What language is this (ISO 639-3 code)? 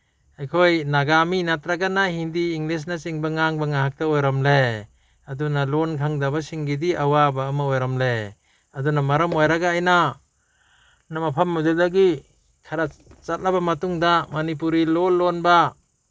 mni